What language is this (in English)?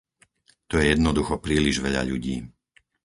Slovak